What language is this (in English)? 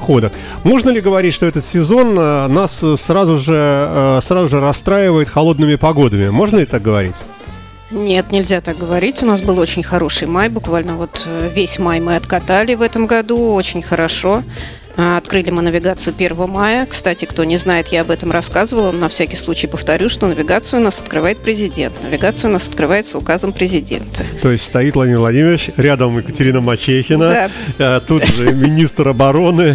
Russian